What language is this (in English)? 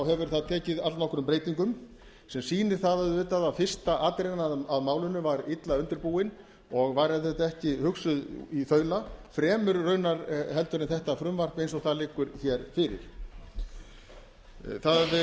Icelandic